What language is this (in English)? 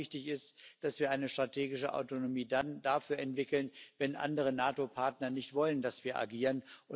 German